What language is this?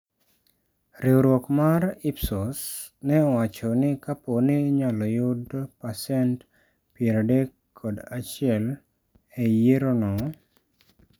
Luo (Kenya and Tanzania)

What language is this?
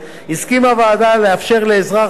Hebrew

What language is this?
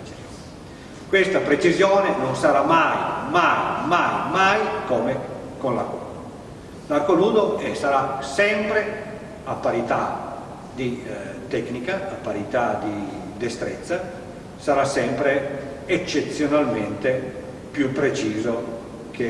Italian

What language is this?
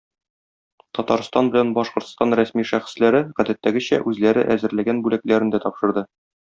Tatar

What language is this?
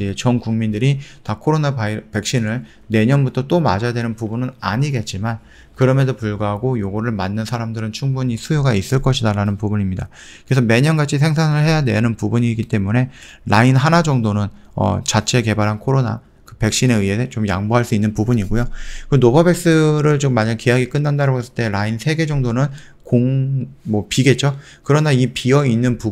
Korean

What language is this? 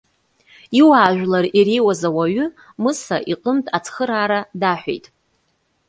Abkhazian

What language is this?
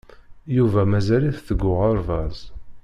Kabyle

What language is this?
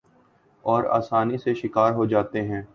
Urdu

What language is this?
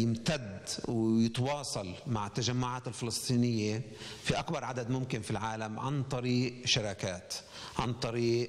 Arabic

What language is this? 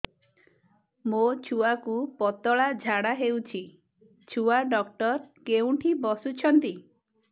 Odia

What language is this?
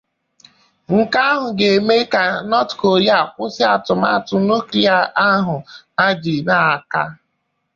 Igbo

